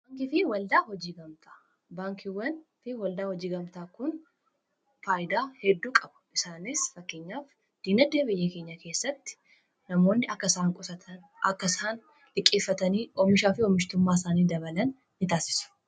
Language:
Oromo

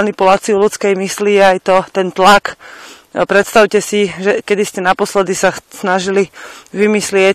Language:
Slovak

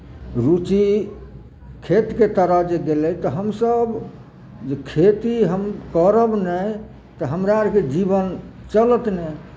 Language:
Maithili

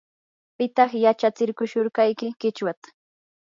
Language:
Yanahuanca Pasco Quechua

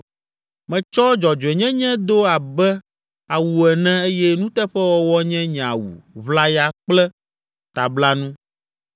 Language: Ewe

